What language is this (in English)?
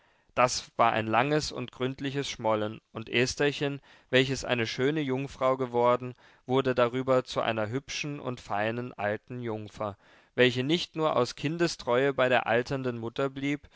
German